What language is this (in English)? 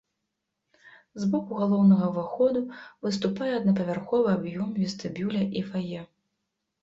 Belarusian